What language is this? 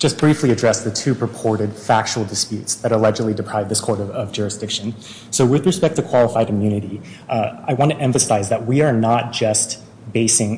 English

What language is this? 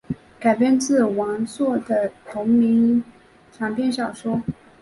Chinese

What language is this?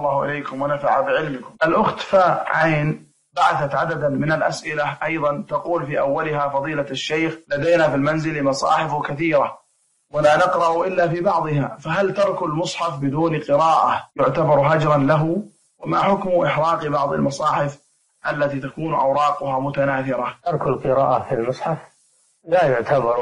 Arabic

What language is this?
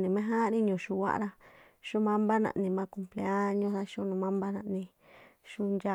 Tlacoapa Me'phaa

